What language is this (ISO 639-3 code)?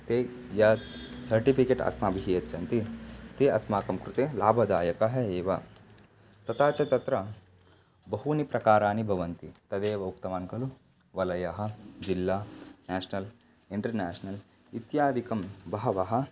san